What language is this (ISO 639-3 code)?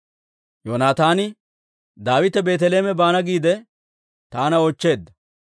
dwr